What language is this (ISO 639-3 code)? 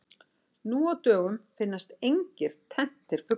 isl